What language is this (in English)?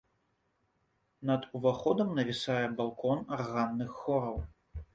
Belarusian